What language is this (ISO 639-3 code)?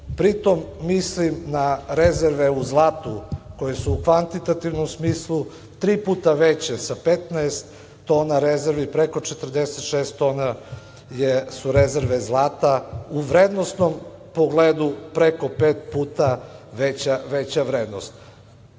srp